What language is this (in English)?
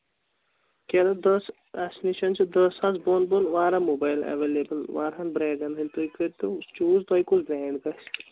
Kashmiri